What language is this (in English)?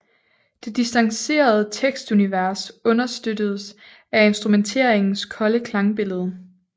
Danish